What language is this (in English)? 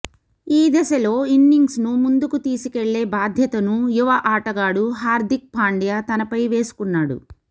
Telugu